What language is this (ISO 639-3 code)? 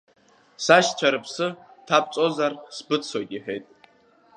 abk